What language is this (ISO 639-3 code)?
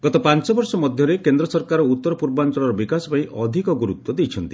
ori